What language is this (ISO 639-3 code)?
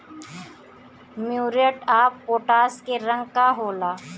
bho